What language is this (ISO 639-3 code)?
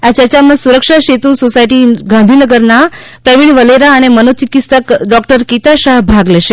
guj